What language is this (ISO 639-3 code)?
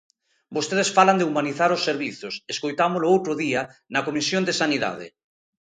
glg